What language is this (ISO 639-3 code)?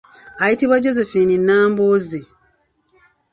lug